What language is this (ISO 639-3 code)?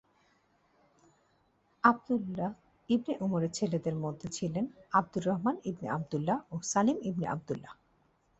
ben